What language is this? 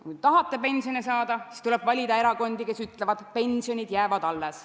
Estonian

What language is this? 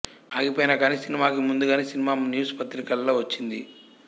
Telugu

